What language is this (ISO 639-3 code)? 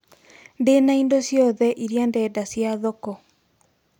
kik